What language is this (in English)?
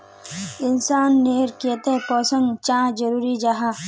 Magahi